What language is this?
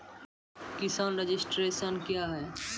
Maithili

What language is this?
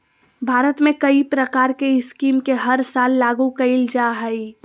Magahi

